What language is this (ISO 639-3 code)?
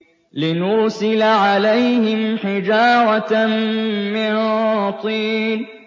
ara